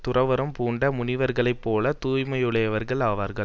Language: Tamil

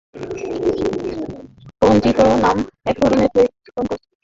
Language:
Bangla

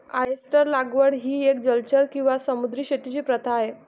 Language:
Marathi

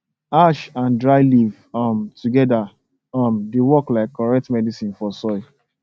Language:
Nigerian Pidgin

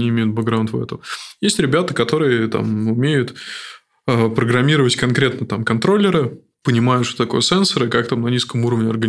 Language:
Russian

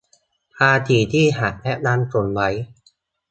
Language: Thai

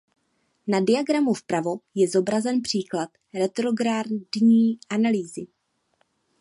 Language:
Czech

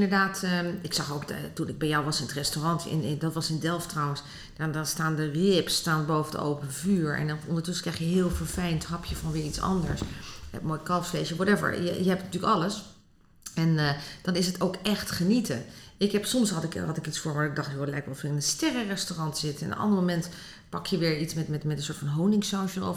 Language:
Dutch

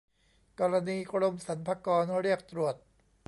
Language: Thai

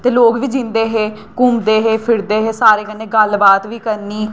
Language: Dogri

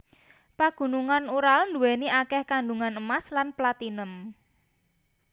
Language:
Javanese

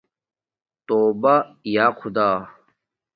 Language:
Domaaki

